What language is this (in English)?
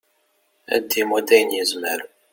Kabyle